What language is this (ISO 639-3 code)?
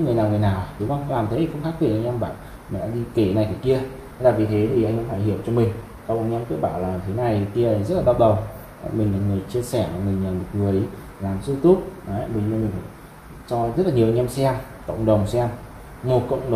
vie